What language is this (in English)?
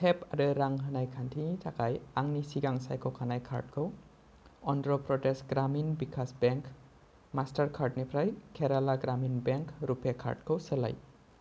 Bodo